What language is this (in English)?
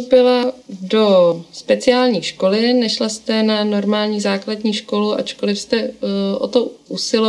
Czech